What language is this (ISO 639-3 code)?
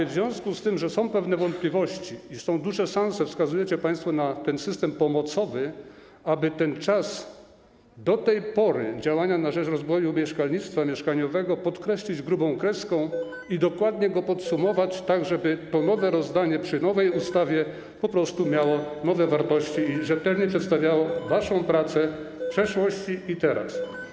pol